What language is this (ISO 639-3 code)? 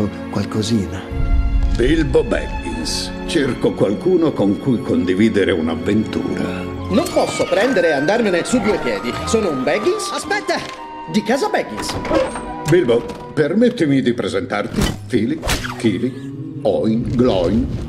ita